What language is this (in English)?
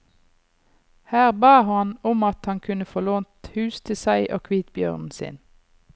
Norwegian